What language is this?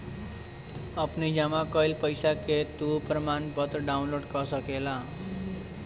Bhojpuri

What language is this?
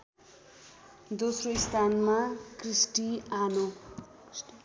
Nepali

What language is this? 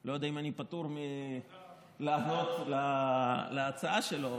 Hebrew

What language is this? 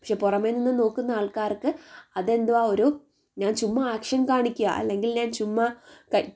Malayalam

